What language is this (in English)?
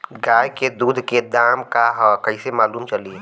Bhojpuri